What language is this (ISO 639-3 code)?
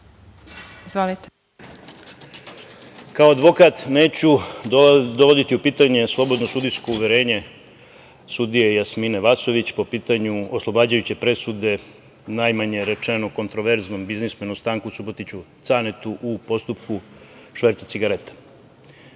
srp